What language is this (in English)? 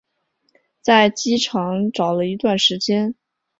Chinese